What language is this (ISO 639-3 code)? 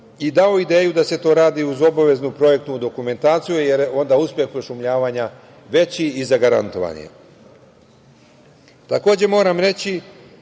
srp